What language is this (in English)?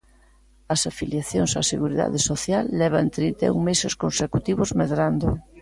Galician